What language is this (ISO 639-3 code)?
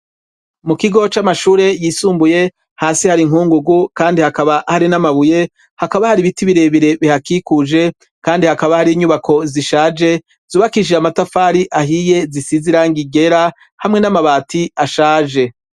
run